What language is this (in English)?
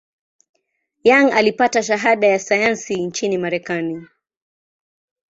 Swahili